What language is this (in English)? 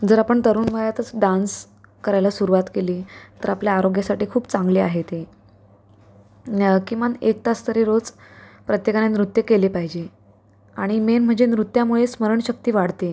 Marathi